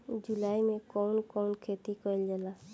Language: Bhojpuri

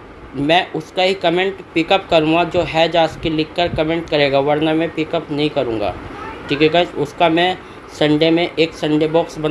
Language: Hindi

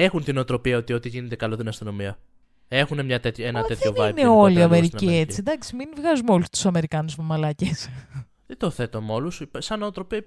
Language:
Greek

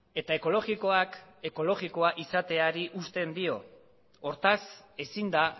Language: Basque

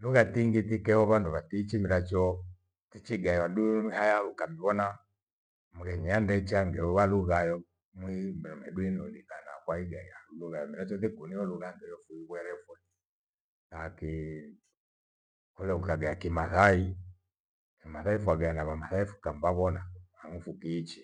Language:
Gweno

